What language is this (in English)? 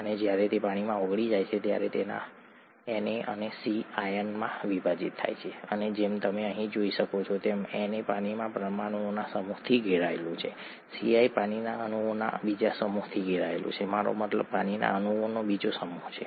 Gujarati